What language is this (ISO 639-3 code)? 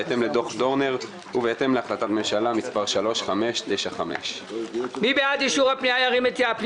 heb